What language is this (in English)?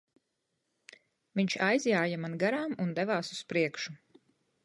Latvian